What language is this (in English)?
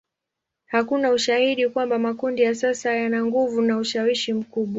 Swahili